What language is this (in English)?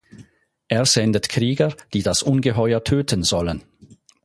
German